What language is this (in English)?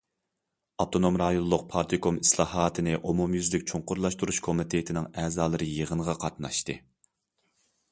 Uyghur